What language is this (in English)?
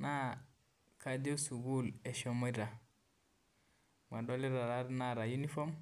Masai